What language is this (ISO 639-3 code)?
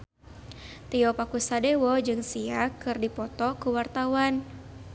sun